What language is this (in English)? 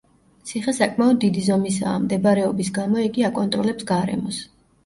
Georgian